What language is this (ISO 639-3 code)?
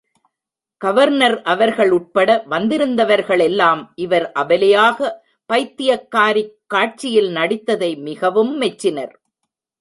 tam